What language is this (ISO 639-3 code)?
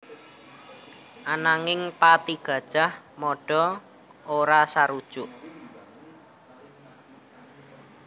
jav